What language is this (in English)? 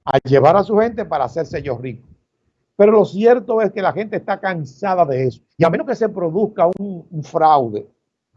Spanish